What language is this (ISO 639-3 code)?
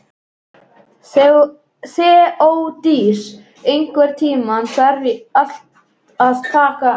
isl